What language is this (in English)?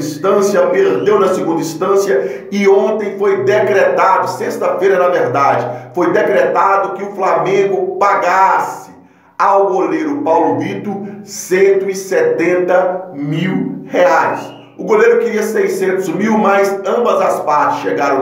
Portuguese